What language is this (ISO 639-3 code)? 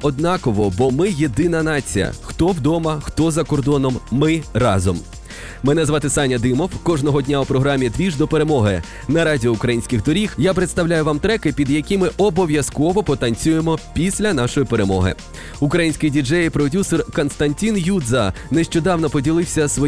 ukr